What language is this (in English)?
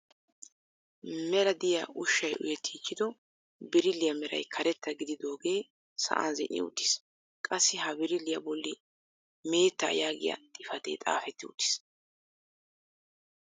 Wolaytta